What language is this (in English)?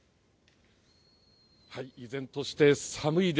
Japanese